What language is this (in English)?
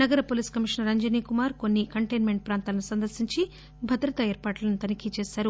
Telugu